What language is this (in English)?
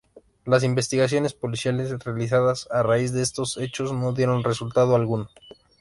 Spanish